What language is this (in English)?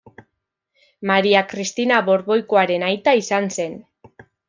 Basque